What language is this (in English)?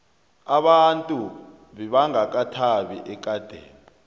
South Ndebele